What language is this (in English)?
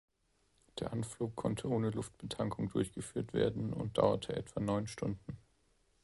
German